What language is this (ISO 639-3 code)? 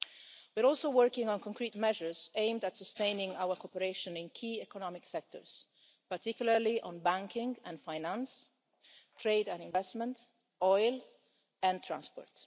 eng